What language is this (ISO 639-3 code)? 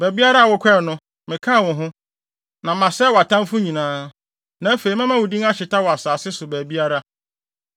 aka